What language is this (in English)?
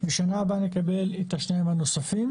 Hebrew